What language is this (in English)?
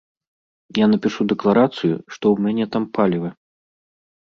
Belarusian